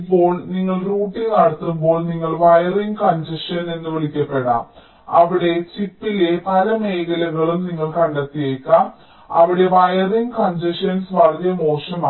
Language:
Malayalam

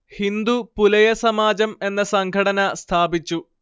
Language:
Malayalam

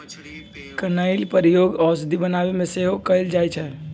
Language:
Magahi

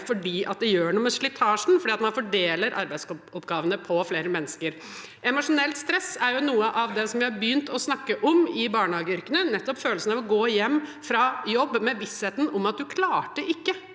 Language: Norwegian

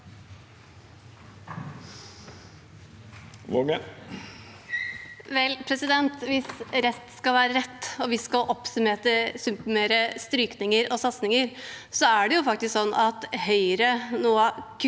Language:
Norwegian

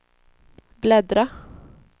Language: Swedish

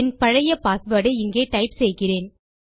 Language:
Tamil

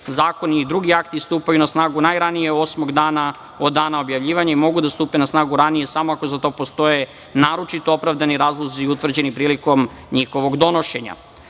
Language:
Serbian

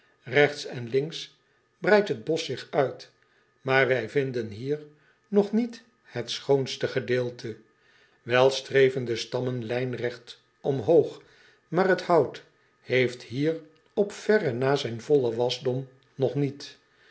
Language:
Dutch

